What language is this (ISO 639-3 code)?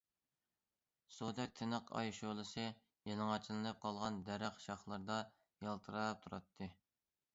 uig